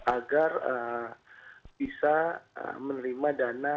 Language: Indonesian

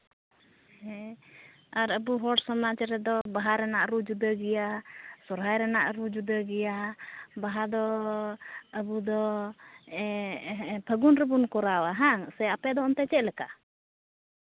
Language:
Santali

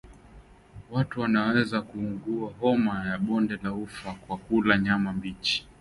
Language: Swahili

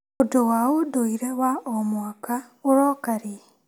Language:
Kikuyu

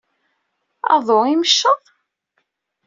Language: Kabyle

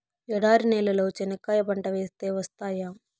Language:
Telugu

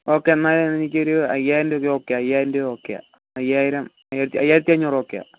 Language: Malayalam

